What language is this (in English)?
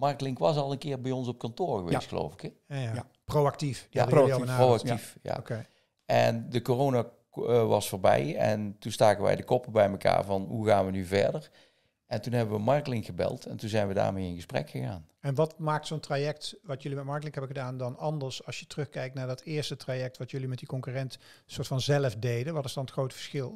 Dutch